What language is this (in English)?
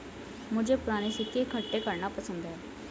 Hindi